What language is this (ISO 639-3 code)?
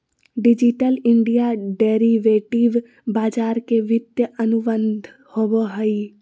mag